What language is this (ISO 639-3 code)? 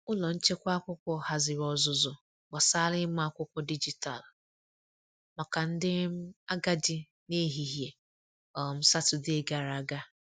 ibo